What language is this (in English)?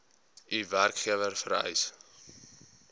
Afrikaans